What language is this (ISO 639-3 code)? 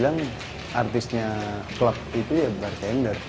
ind